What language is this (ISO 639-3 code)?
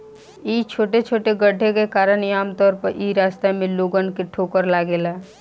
bho